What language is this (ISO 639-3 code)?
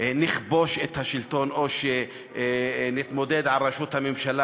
heb